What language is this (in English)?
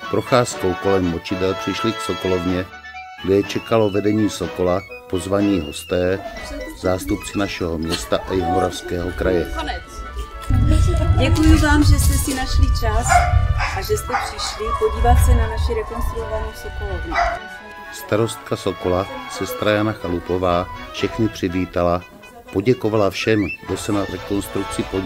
Czech